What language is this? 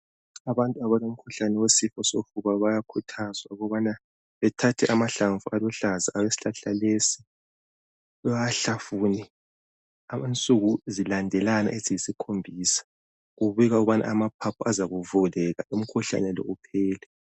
North Ndebele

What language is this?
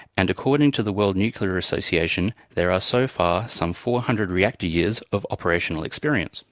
English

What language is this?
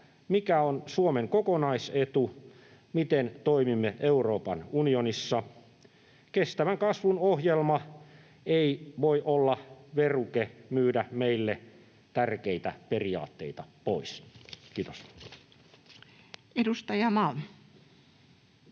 Finnish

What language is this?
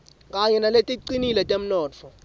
Swati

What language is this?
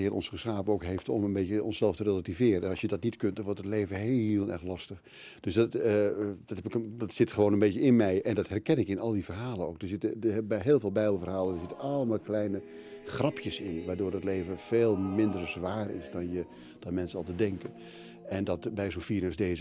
Dutch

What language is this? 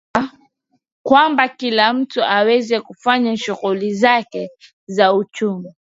Swahili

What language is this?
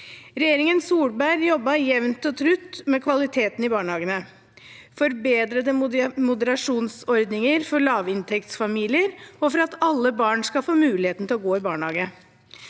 Norwegian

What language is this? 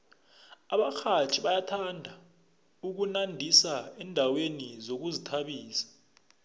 South Ndebele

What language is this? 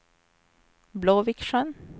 Swedish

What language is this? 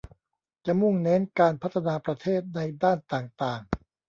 Thai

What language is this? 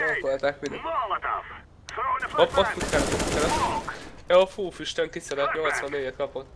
Hungarian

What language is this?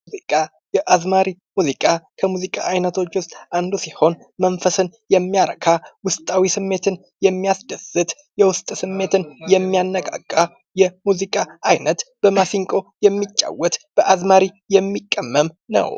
Amharic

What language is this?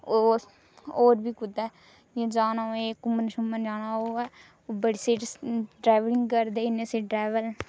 Dogri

